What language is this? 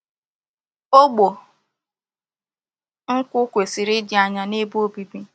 Igbo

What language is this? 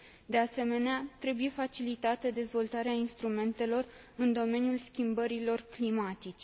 Romanian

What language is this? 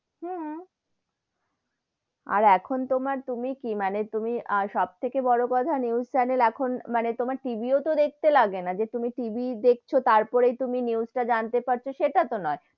Bangla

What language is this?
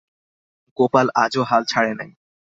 Bangla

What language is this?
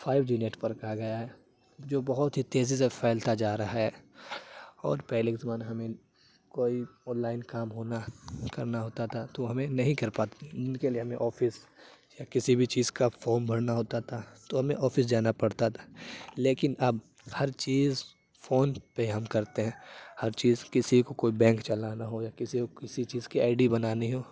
Urdu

